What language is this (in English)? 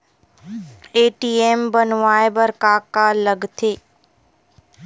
Chhattisgarhi